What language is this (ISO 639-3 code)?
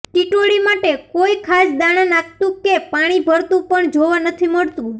guj